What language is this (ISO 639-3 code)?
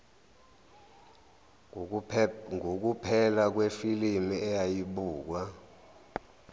zul